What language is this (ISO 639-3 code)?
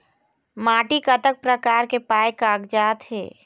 hne